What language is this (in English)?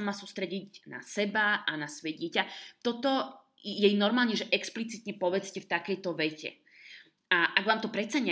Slovak